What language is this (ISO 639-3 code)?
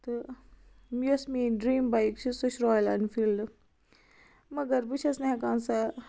kas